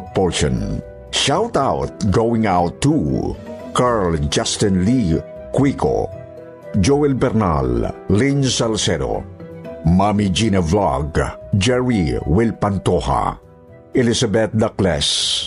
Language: Filipino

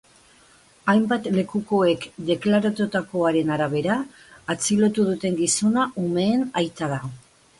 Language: Basque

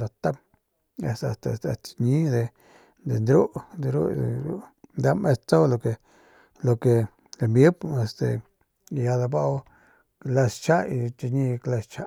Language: Northern Pame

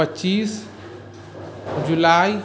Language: Maithili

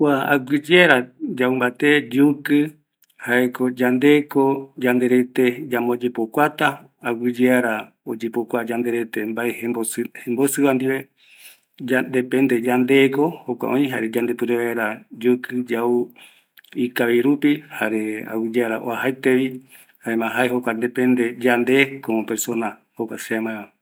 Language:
Eastern Bolivian Guaraní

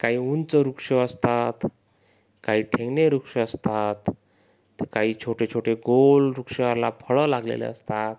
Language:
Marathi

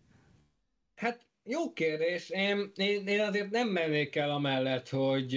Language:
Hungarian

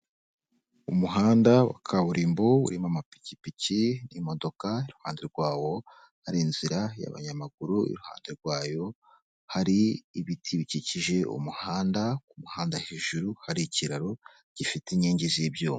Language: Kinyarwanda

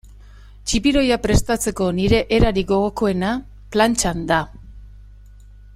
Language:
Basque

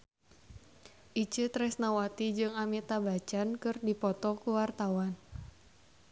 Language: Sundanese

